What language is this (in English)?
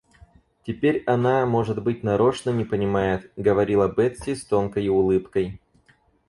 Russian